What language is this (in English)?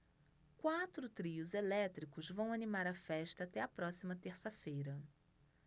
Portuguese